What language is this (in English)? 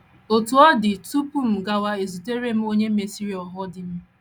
Igbo